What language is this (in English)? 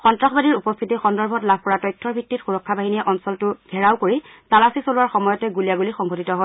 Assamese